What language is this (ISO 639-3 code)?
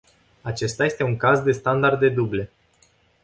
ron